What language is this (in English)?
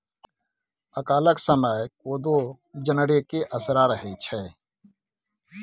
Maithili